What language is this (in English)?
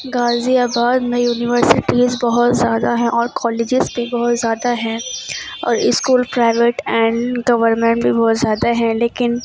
Urdu